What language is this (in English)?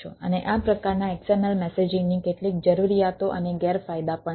Gujarati